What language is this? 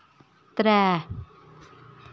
Dogri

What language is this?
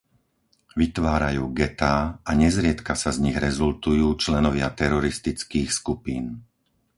Slovak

